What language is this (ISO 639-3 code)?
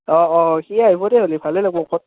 asm